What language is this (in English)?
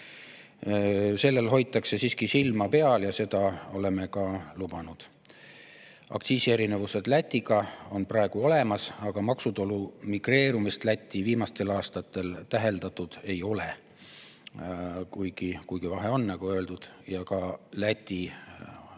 Estonian